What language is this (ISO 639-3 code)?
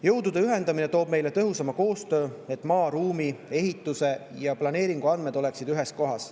est